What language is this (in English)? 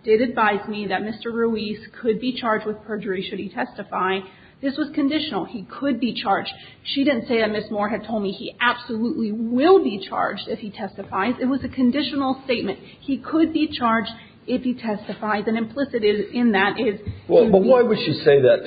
English